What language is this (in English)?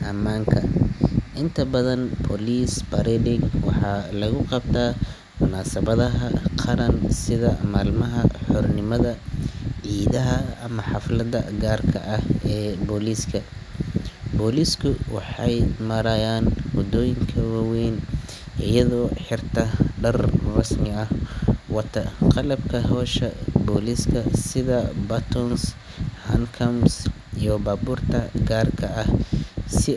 Somali